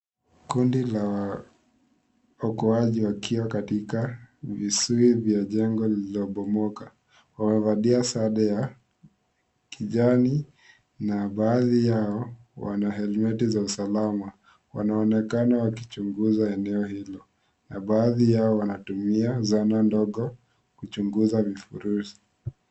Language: Swahili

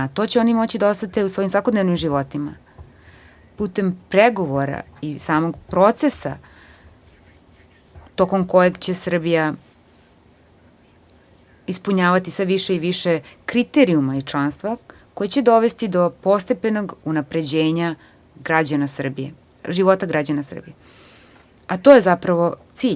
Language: Serbian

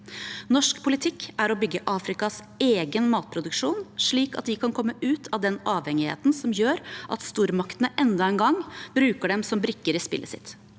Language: Norwegian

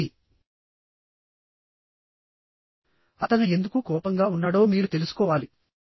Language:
Telugu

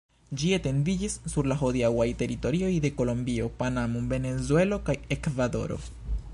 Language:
Esperanto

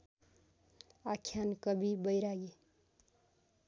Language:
Nepali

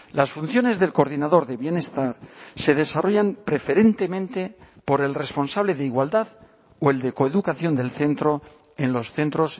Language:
Spanish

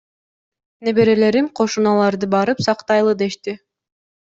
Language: Kyrgyz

